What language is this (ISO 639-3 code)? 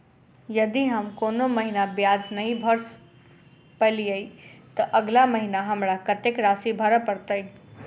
mai